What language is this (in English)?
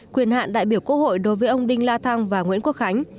Vietnamese